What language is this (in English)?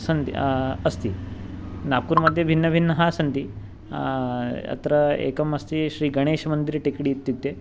Sanskrit